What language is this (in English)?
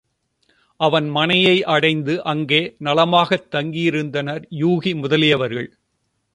Tamil